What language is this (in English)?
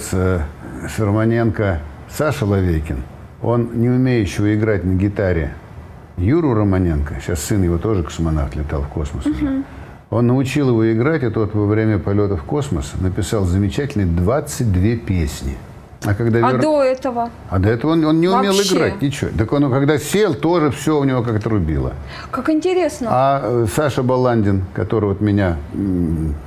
Russian